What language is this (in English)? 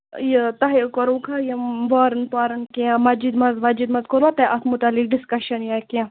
Kashmiri